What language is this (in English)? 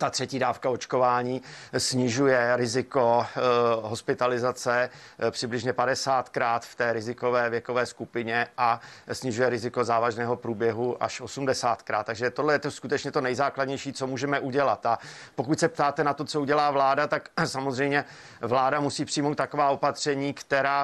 Czech